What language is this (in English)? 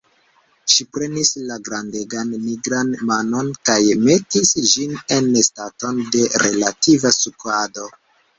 Esperanto